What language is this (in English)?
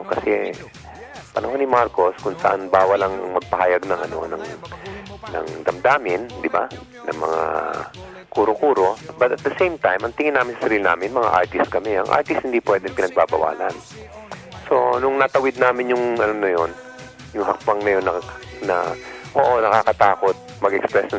Filipino